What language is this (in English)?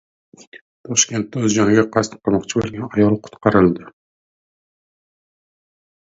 Uzbek